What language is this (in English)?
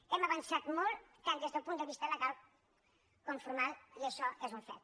Catalan